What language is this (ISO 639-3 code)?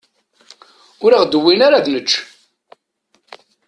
kab